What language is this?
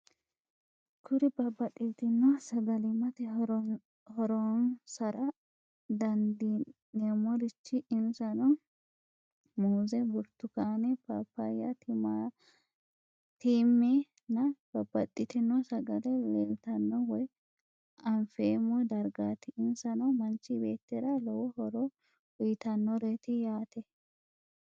Sidamo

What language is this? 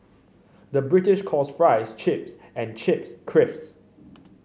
English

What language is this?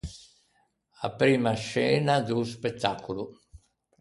Ligurian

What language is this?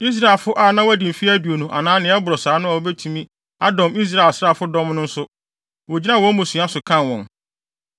Akan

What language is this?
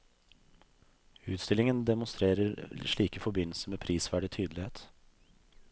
Norwegian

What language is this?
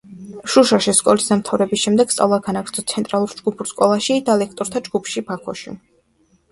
Georgian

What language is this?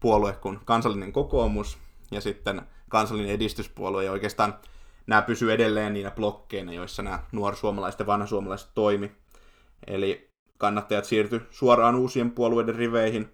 Finnish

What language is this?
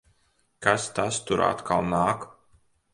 Latvian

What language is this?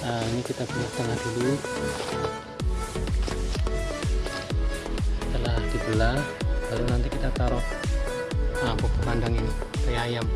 Indonesian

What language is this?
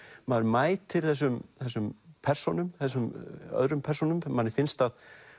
Icelandic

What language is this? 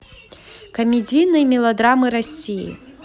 Russian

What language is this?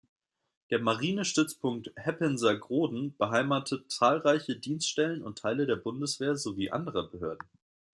German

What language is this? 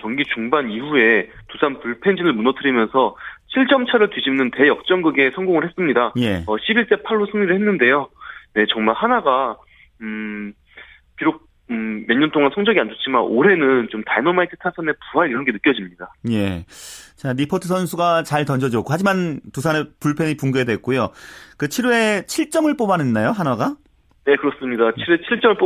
Korean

